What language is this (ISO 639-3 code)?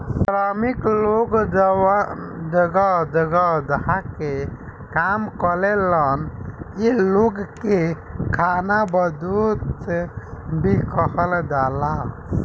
bho